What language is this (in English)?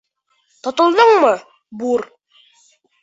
Bashkir